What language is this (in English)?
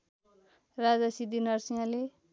Nepali